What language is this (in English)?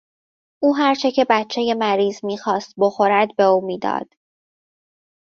Persian